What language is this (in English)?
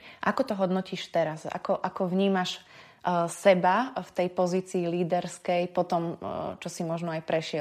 Slovak